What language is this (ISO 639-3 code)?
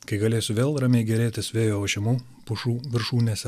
lit